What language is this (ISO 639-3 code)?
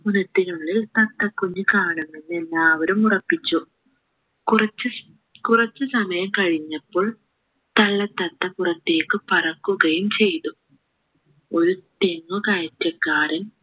mal